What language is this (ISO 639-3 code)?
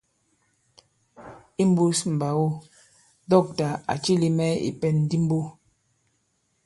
abb